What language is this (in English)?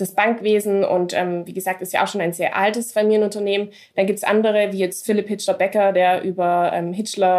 German